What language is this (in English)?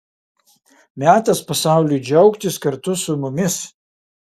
Lithuanian